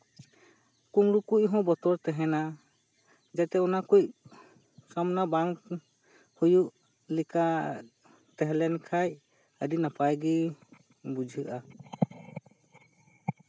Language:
Santali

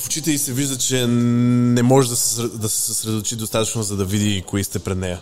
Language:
Bulgarian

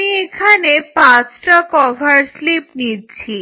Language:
Bangla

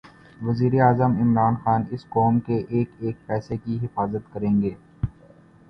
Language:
Urdu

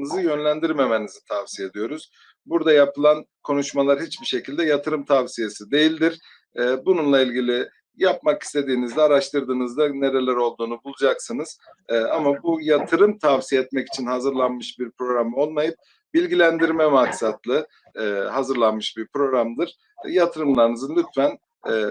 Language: Turkish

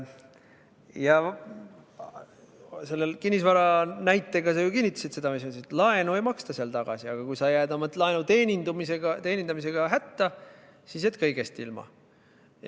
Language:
Estonian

